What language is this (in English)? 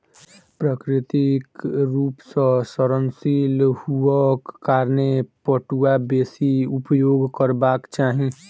Maithili